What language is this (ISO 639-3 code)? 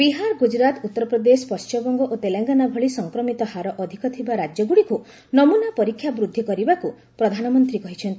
ori